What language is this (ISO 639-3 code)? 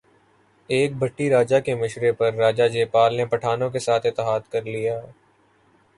urd